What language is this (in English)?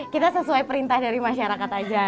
Indonesian